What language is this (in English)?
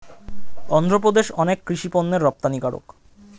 Bangla